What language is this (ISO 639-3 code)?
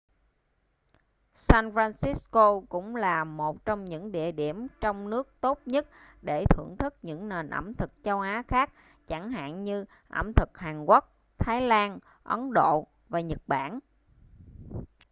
vie